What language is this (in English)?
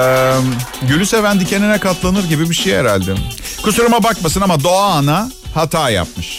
Turkish